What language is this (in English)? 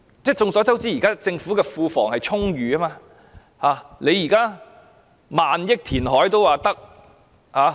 Cantonese